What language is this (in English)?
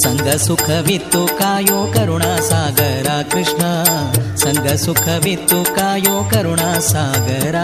Kannada